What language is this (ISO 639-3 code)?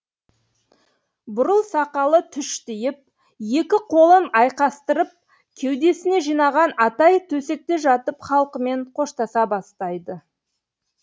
kaz